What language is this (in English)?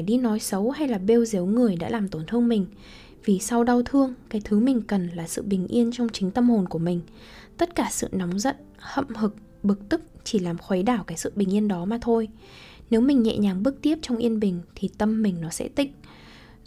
Vietnamese